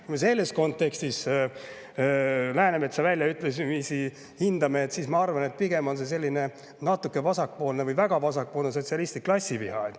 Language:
Estonian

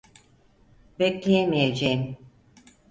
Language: Turkish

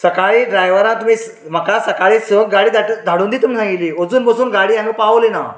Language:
Konkani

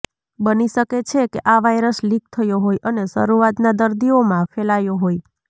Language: Gujarati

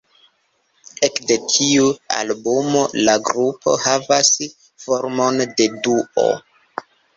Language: Esperanto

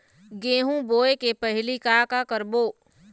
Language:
Chhattisgarhi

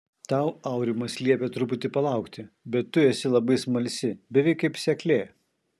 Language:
Lithuanian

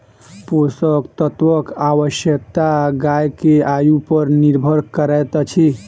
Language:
Maithili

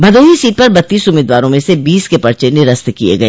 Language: Hindi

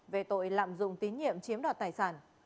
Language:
Vietnamese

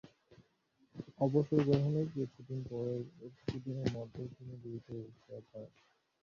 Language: Bangla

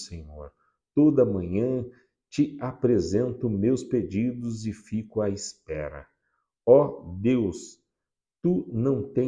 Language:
Portuguese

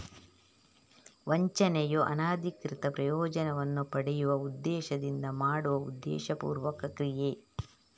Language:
Kannada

